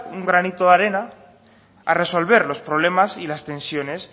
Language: Spanish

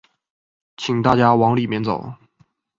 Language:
Chinese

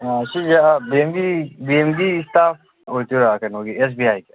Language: Manipuri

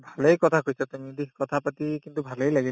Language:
Assamese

